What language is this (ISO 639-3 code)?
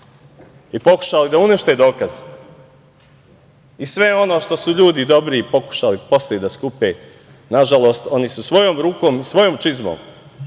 srp